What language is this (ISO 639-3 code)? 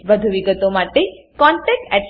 guj